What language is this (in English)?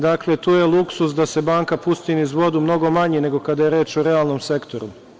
Serbian